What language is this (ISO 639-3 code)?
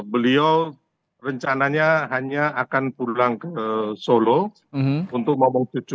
ind